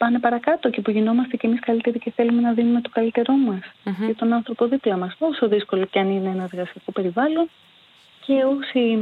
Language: Greek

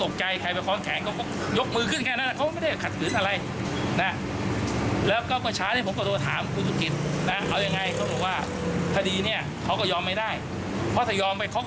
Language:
Thai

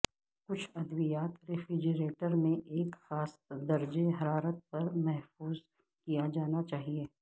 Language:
Urdu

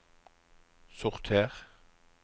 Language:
Norwegian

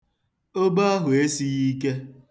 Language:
Igbo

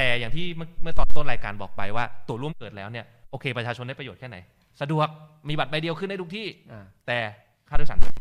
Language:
Thai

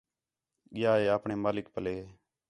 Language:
Khetrani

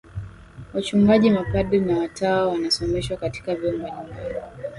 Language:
Swahili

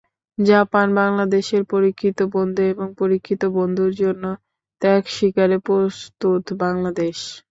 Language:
Bangla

